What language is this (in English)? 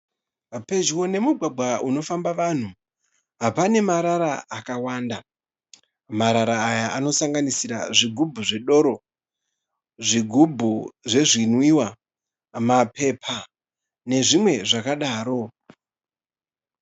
Shona